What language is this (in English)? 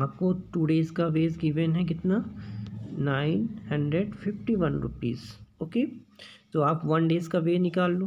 Hindi